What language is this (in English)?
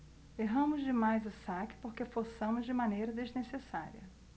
Portuguese